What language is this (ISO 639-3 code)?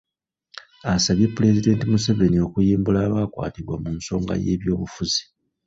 lug